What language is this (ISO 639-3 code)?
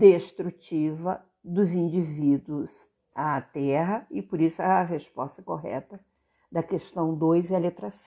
por